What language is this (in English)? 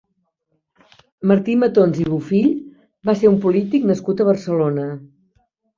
Catalan